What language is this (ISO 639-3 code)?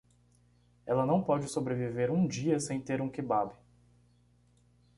por